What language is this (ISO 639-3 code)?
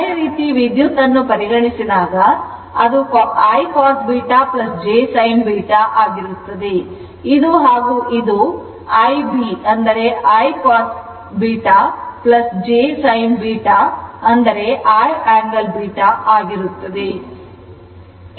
kan